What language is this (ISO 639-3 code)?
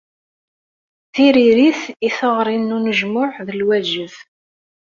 kab